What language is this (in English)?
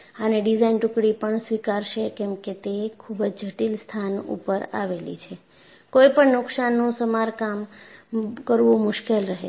Gujarati